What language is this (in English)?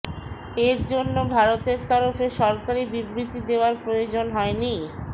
Bangla